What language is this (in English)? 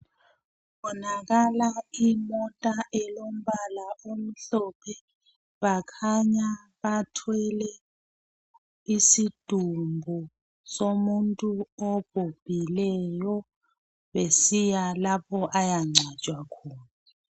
North Ndebele